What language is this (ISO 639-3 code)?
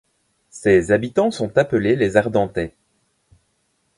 fra